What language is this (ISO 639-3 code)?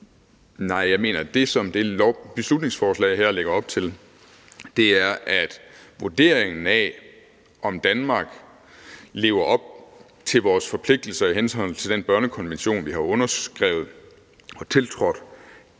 dan